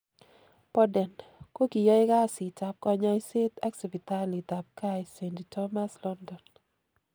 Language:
Kalenjin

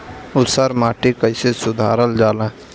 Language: Bhojpuri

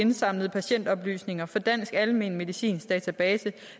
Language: Danish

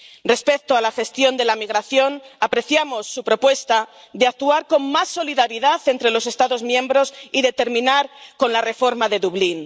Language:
Spanish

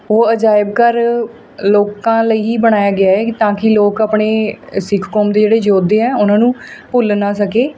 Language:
Punjabi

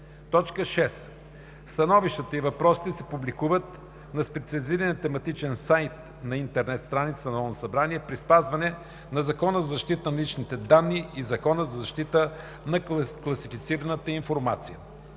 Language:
Bulgarian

